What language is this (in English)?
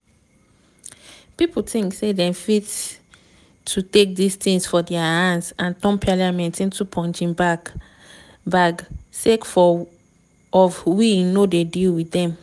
Nigerian Pidgin